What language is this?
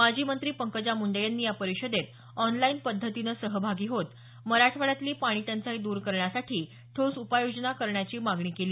Marathi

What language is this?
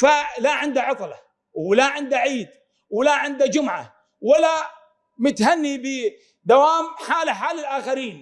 Arabic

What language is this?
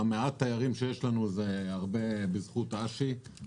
Hebrew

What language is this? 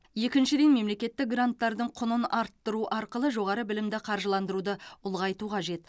Kazakh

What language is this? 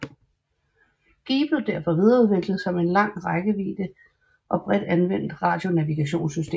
Danish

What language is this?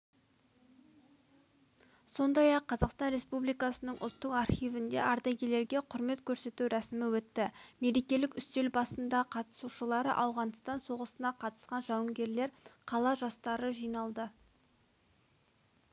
Kazakh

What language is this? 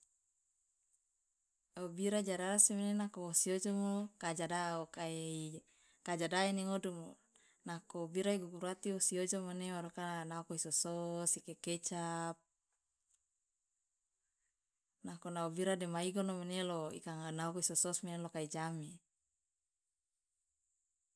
Loloda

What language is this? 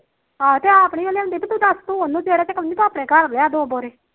Punjabi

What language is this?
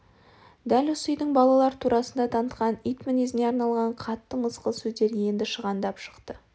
Kazakh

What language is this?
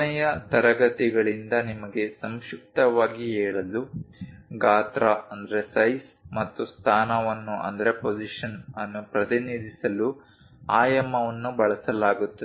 Kannada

